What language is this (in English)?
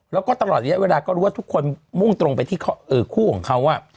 Thai